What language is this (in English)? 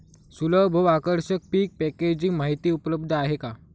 Marathi